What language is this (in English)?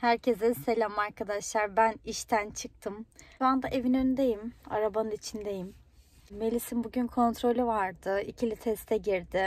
Turkish